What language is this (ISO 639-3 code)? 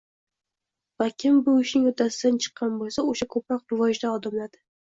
uzb